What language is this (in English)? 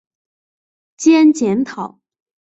Chinese